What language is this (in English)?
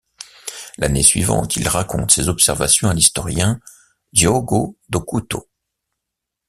French